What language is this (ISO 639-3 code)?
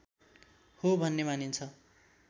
nep